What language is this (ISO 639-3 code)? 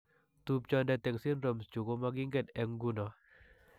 kln